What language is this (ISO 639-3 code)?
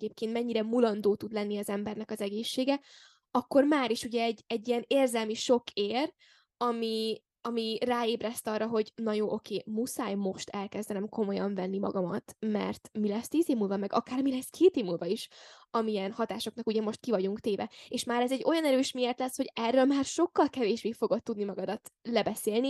hun